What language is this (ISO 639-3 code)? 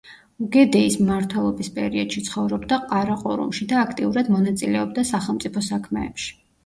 kat